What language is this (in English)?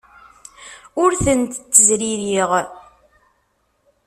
Kabyle